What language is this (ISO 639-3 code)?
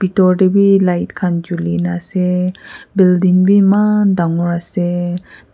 nag